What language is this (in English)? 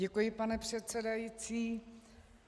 Czech